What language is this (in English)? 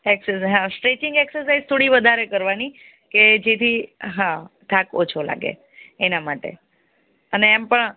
Gujarati